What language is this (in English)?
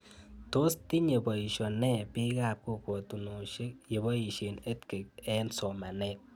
Kalenjin